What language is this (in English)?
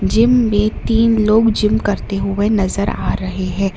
Hindi